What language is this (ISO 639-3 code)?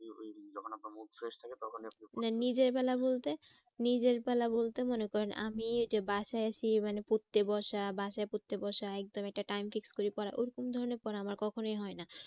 ben